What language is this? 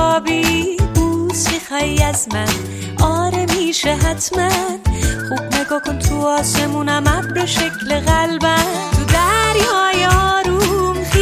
Persian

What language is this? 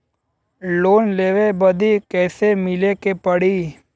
Bhojpuri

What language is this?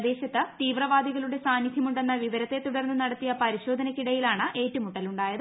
Malayalam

